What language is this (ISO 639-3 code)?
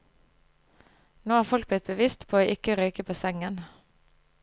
nor